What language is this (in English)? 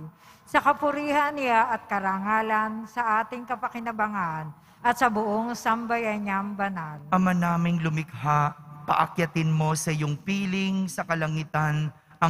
Filipino